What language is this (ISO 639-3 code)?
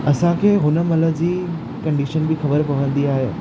snd